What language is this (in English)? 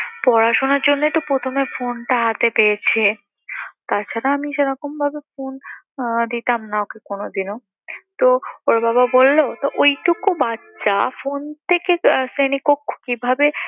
Bangla